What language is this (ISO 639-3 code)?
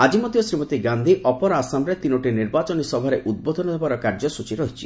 ori